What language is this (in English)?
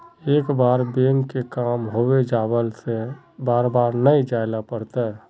Magahi